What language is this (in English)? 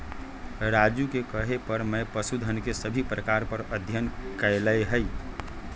Magahi